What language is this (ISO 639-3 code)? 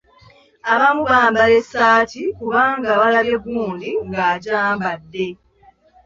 lug